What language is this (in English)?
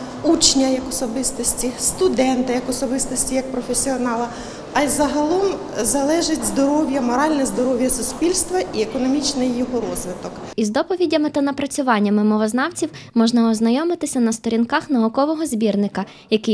Ukrainian